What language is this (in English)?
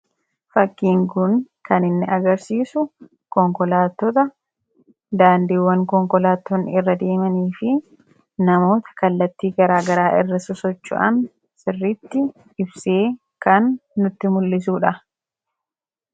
Oromo